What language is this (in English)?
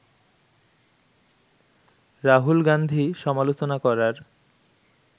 Bangla